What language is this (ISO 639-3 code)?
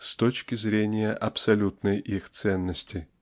rus